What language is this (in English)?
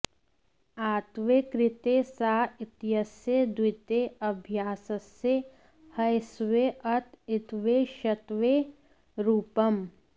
Sanskrit